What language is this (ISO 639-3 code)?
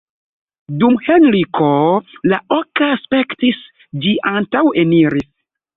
epo